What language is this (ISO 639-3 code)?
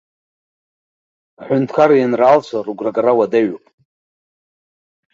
abk